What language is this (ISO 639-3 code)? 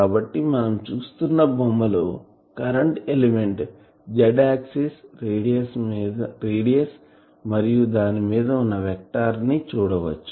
tel